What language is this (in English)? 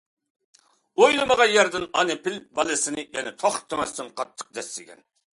Uyghur